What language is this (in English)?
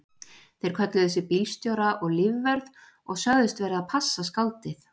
Icelandic